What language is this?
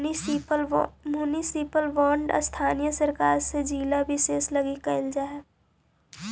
Magahi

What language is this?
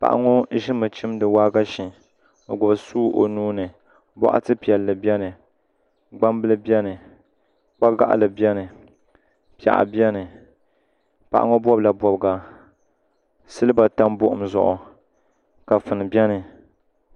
Dagbani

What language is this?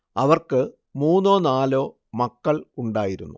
Malayalam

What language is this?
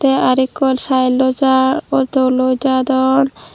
Chakma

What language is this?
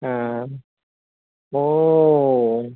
Bodo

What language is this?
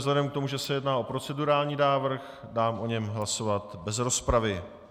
Czech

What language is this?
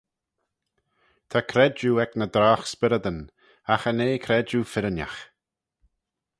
Manx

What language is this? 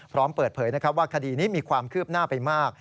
Thai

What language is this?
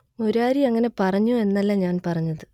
Malayalam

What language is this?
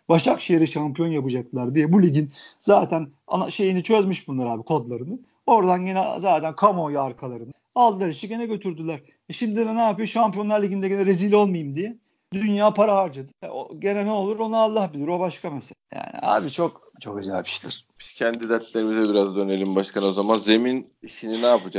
Turkish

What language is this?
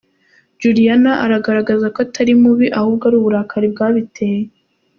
Kinyarwanda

